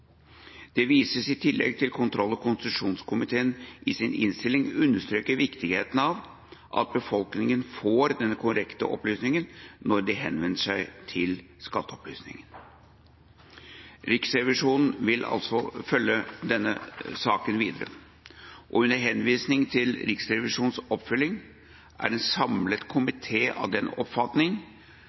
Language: Norwegian Bokmål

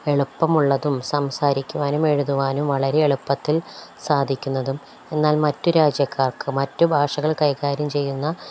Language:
Malayalam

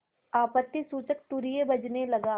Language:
Hindi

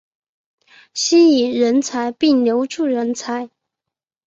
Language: Chinese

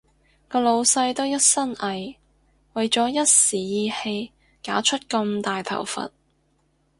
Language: Cantonese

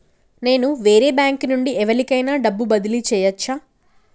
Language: Telugu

